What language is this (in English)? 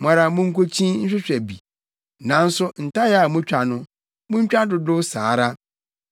Akan